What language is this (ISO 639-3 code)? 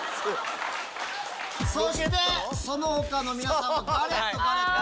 jpn